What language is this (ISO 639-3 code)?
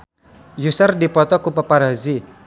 sun